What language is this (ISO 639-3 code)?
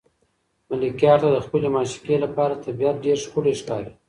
pus